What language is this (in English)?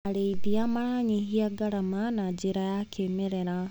Kikuyu